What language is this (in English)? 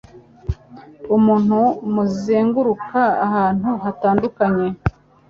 Kinyarwanda